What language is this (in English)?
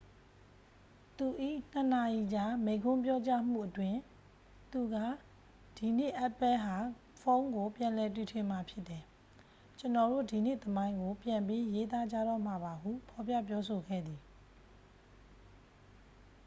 Burmese